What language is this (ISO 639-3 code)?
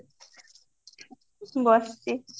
ori